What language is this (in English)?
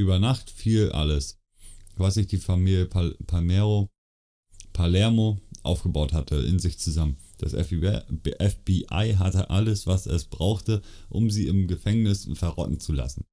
German